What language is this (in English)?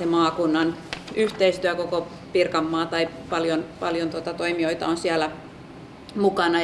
Finnish